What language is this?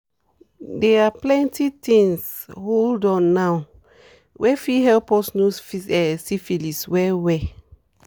Nigerian Pidgin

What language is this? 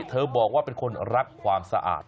Thai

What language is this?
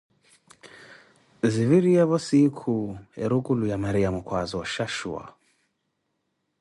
Koti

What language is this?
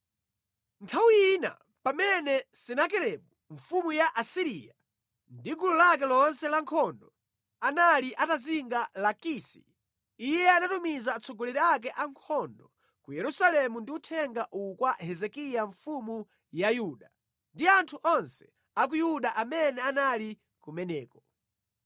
Nyanja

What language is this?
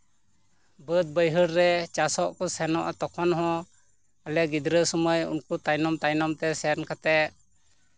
Santali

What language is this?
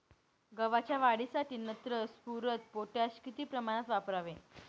Marathi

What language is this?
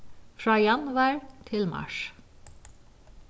Faroese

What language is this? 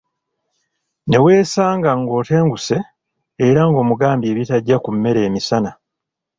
Ganda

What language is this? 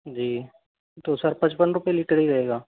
Hindi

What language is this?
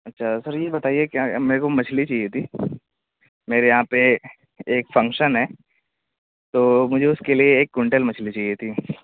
Urdu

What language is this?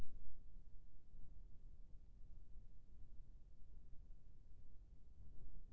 Chhattisgarhi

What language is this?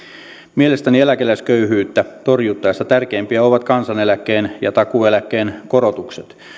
Finnish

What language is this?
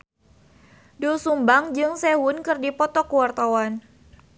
Sundanese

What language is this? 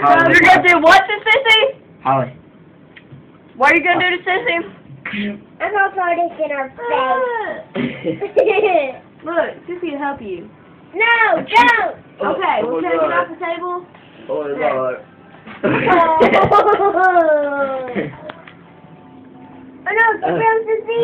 English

